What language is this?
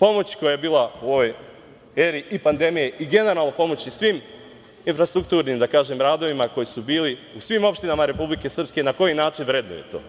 Serbian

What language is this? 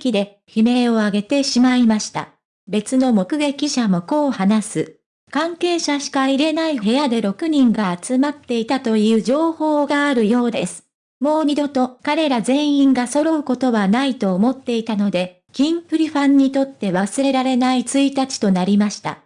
Japanese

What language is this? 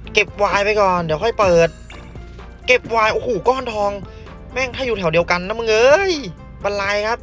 Thai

